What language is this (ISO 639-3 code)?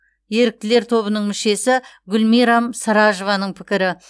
kaz